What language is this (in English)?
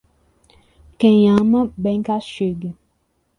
Portuguese